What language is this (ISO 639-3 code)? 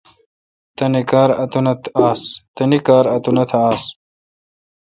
xka